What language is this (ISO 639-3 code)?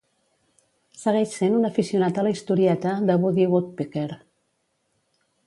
cat